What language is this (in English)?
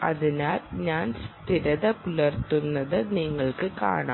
Malayalam